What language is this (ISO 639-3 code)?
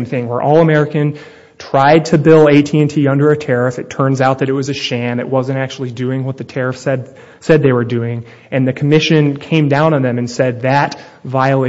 eng